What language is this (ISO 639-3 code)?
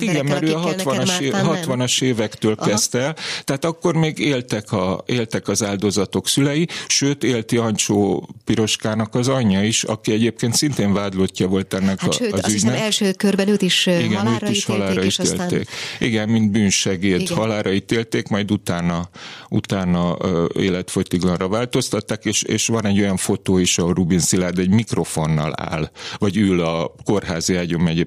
hun